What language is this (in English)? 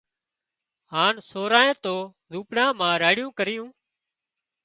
Wadiyara Koli